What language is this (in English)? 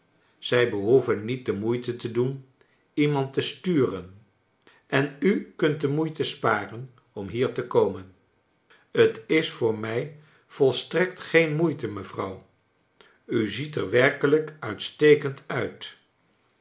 Dutch